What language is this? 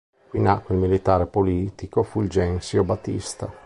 Italian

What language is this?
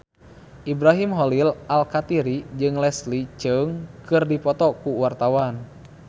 Sundanese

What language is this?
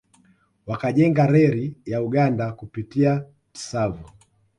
Swahili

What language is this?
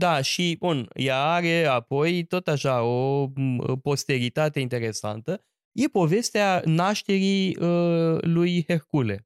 Romanian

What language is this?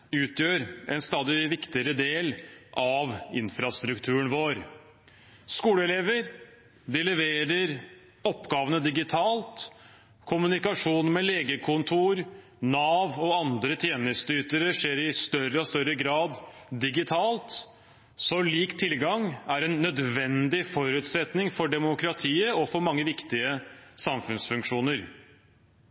Norwegian Bokmål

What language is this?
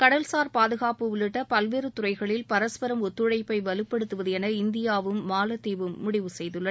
Tamil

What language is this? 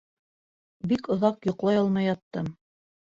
Bashkir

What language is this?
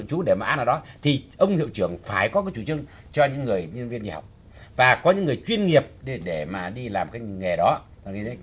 Vietnamese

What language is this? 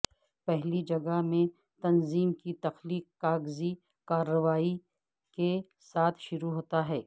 Urdu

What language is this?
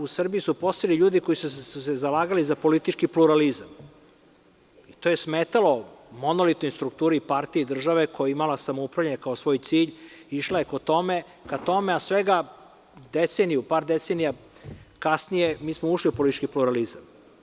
Serbian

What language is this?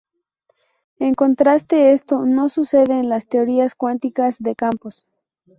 Spanish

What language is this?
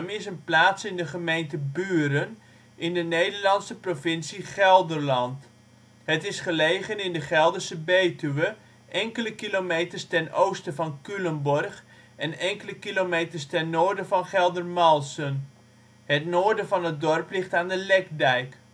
Dutch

